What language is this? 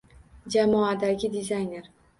Uzbek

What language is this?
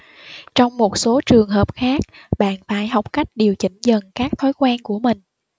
Vietnamese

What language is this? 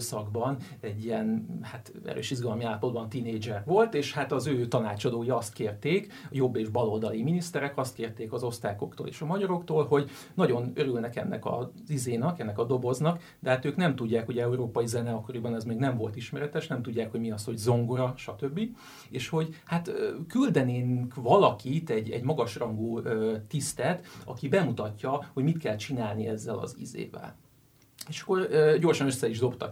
Hungarian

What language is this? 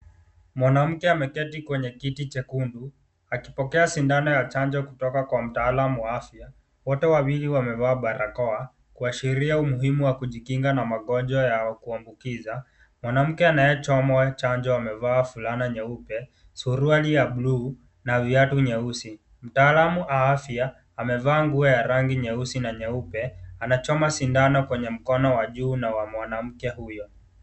Swahili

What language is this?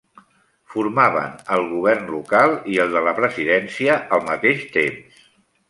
Catalan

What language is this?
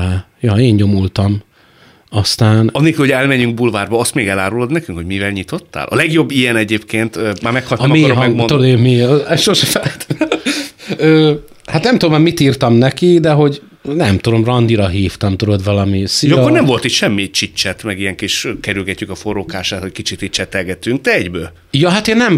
Hungarian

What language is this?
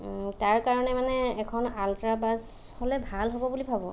Assamese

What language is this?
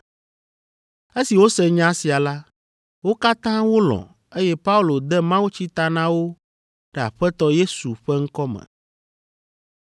Ewe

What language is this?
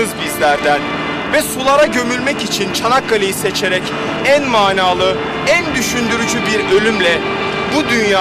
Turkish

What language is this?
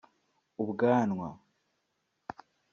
Kinyarwanda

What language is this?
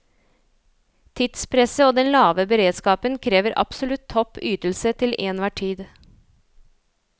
Norwegian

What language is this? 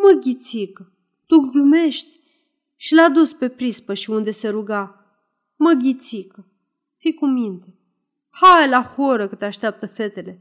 Romanian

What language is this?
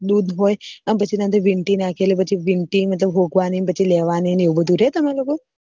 Gujarati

